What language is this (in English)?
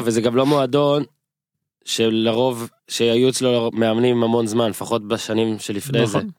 Hebrew